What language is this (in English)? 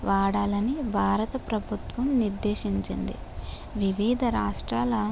Telugu